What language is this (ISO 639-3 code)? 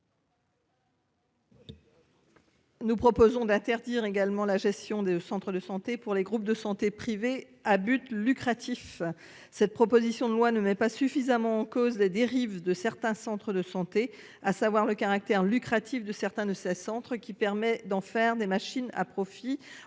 fra